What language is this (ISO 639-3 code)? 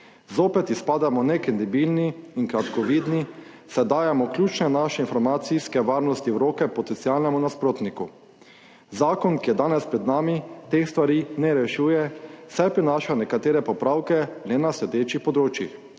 slv